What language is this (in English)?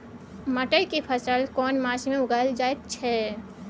Maithili